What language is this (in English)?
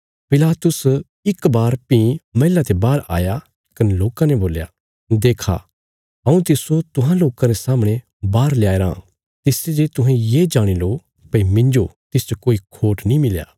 Bilaspuri